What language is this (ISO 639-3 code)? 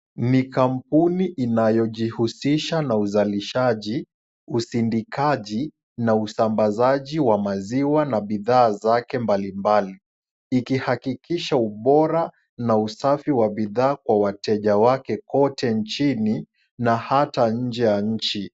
swa